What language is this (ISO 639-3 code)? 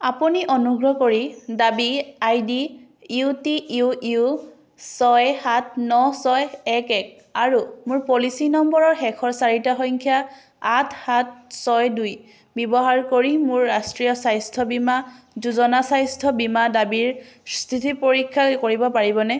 asm